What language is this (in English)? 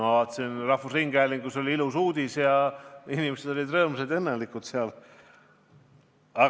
Estonian